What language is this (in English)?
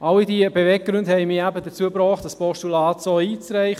Swiss German